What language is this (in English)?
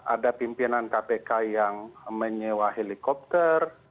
Indonesian